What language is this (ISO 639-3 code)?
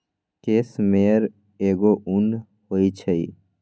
mag